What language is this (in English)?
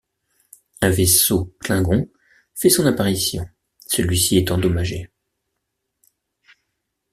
French